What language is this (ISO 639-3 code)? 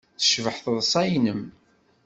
kab